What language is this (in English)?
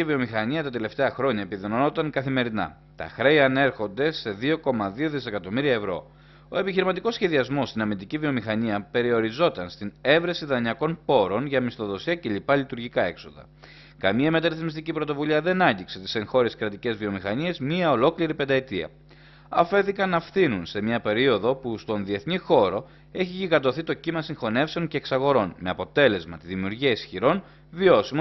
Greek